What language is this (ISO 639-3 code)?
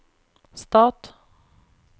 nor